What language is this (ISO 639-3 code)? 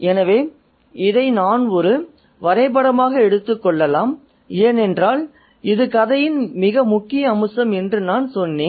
tam